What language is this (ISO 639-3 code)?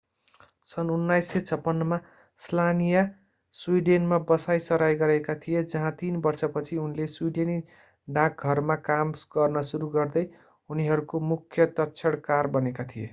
nep